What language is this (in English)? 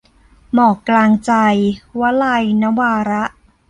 Thai